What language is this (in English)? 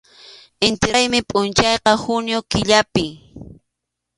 Arequipa-La Unión Quechua